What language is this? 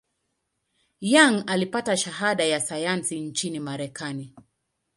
Swahili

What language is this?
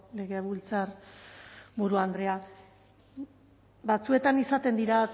Basque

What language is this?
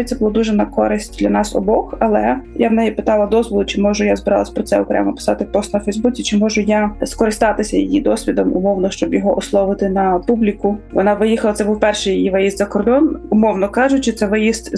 Ukrainian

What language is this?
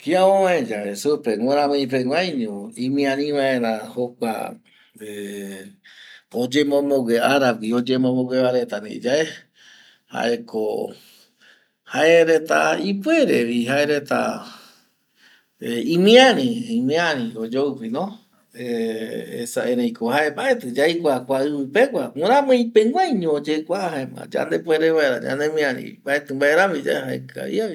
Eastern Bolivian Guaraní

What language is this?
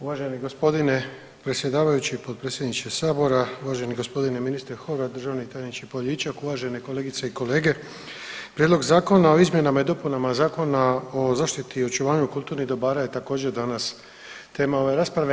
Croatian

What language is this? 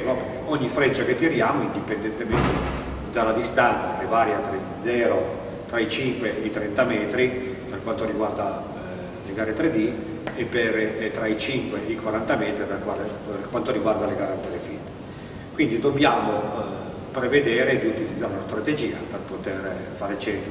Italian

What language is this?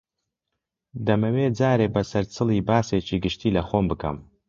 Central Kurdish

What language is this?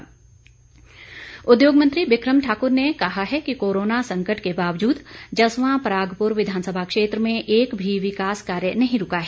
Hindi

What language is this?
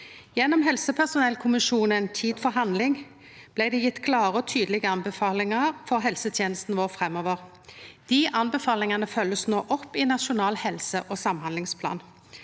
Norwegian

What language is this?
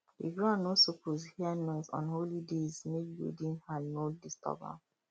Nigerian Pidgin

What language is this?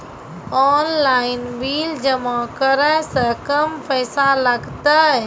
Maithili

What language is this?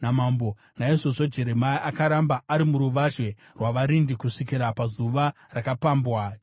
Shona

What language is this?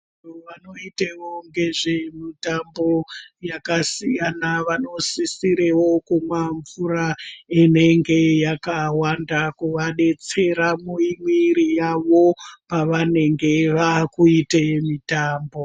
Ndau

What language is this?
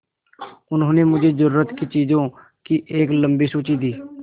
Hindi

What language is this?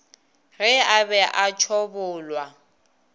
Northern Sotho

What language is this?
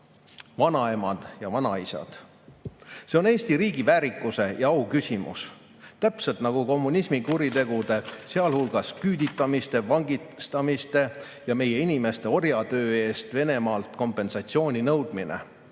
Estonian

